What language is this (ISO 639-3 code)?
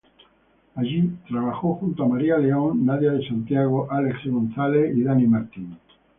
spa